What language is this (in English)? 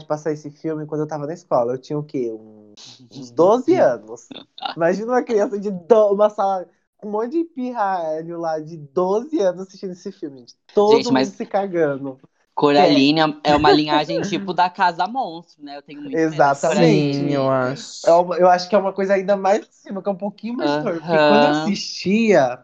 Portuguese